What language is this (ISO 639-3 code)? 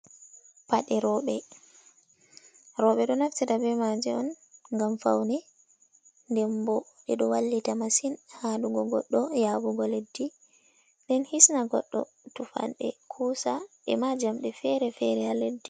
ful